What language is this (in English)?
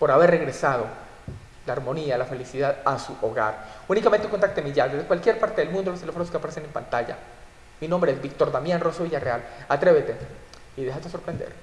Spanish